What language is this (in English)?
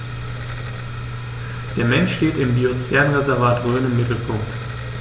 German